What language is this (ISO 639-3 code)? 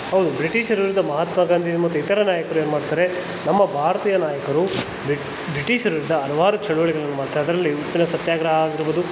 kan